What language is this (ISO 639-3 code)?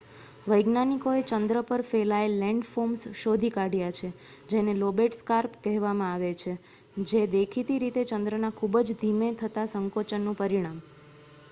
guj